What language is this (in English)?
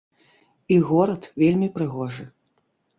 Belarusian